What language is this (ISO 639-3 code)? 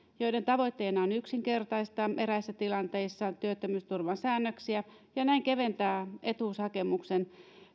fin